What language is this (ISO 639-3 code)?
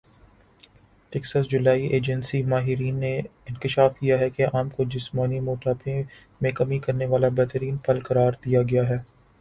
urd